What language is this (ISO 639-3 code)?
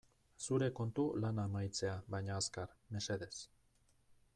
eus